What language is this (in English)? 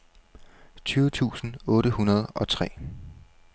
Danish